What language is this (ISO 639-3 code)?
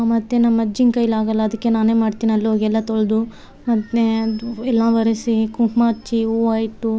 kan